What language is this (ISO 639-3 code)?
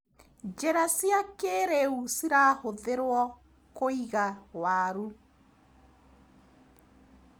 kik